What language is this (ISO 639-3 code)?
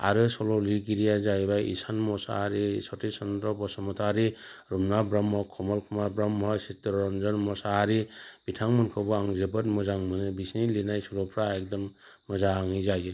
brx